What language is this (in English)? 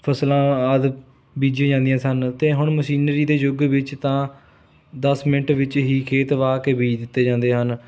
Punjabi